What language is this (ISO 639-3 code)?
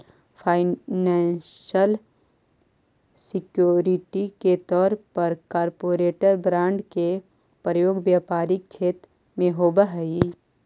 mag